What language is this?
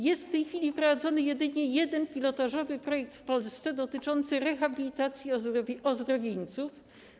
Polish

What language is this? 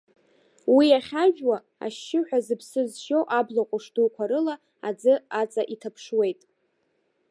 Abkhazian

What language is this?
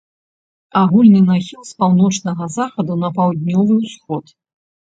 Belarusian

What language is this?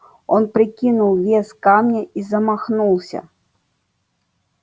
Russian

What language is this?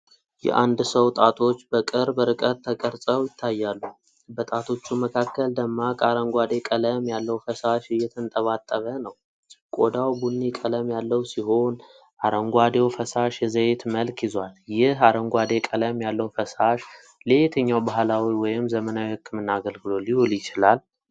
Amharic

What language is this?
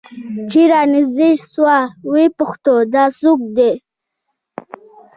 Pashto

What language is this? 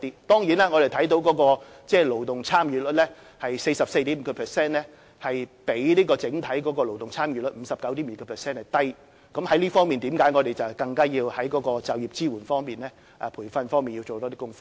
Cantonese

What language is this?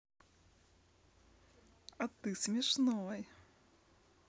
Russian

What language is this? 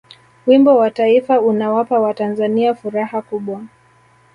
Swahili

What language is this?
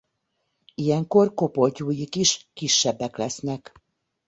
Hungarian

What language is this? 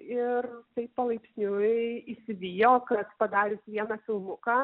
Lithuanian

